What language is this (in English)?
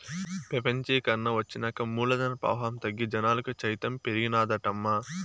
Telugu